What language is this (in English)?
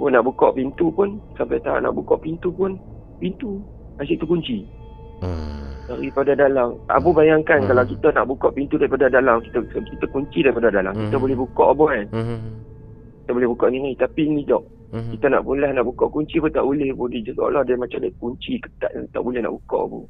Malay